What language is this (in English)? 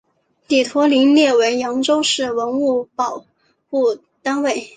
Chinese